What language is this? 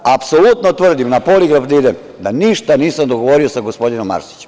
Serbian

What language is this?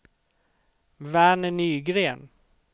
Swedish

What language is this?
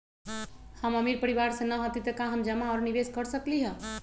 Magahi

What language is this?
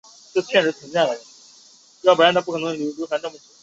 Chinese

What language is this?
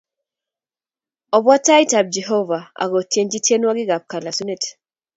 Kalenjin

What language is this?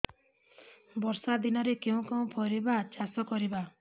Odia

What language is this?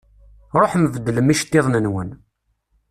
Kabyle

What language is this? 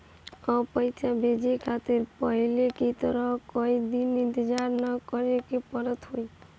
Bhojpuri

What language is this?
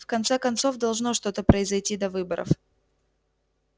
Russian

